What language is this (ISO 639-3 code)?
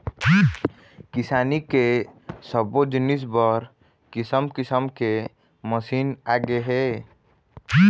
hne